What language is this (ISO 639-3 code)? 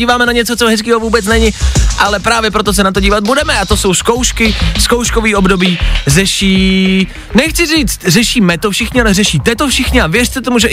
ces